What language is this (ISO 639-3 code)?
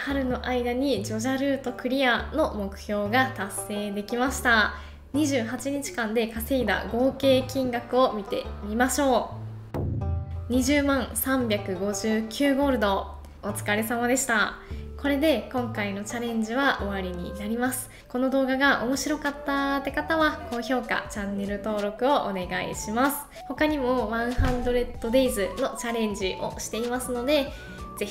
jpn